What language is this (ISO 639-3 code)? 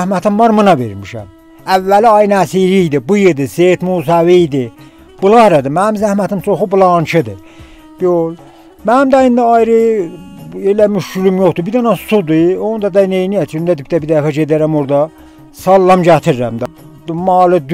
tur